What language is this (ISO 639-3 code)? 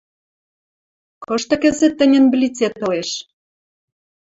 mrj